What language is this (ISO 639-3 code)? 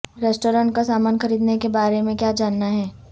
urd